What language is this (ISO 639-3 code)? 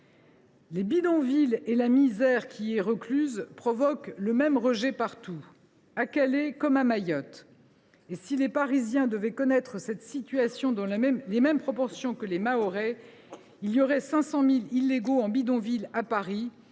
fra